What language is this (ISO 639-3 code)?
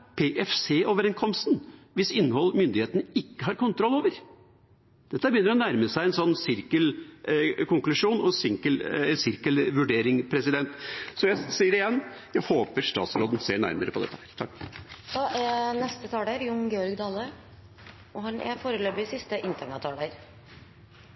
nor